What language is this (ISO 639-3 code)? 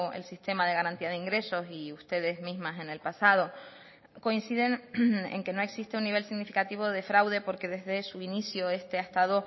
spa